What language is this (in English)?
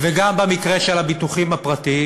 Hebrew